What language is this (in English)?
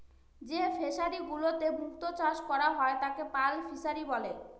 Bangla